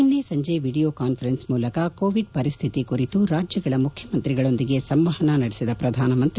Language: Kannada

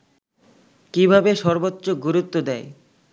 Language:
Bangla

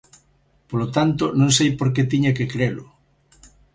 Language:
Galician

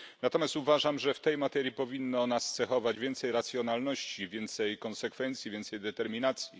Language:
Polish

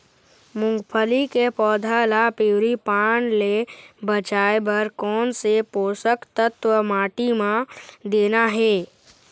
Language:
Chhattisgarhi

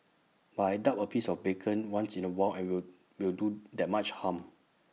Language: English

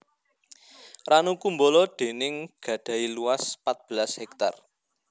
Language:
Javanese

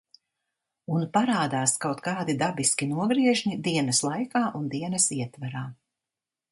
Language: Latvian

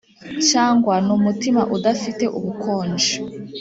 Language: Kinyarwanda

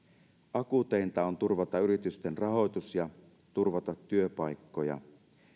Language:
Finnish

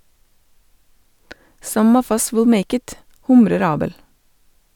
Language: Norwegian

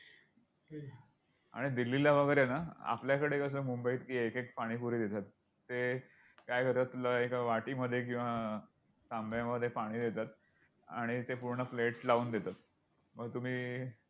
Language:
Marathi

